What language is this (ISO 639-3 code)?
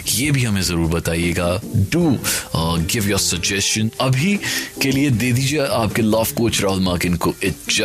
hin